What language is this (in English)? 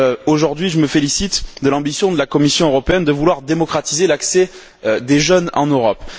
French